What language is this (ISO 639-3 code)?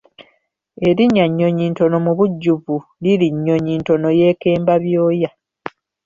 lug